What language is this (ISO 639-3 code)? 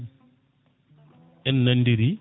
ful